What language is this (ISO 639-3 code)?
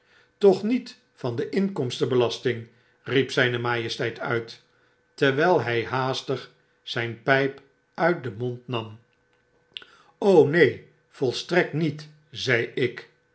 nld